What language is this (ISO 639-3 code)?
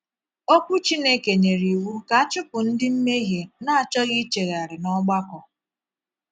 ibo